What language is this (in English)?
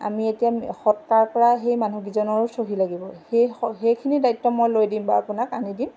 Assamese